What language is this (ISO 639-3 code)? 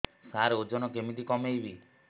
ori